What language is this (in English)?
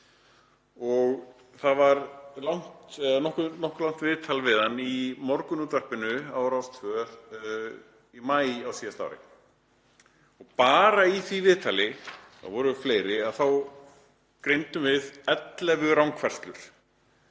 Icelandic